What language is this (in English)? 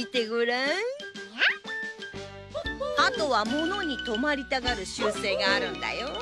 Japanese